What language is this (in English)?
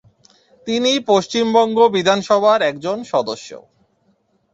Bangla